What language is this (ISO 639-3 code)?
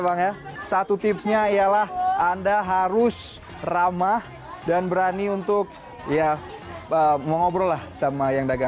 ind